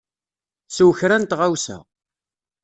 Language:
Kabyle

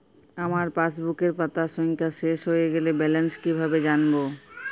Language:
Bangla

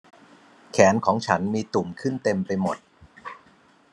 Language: Thai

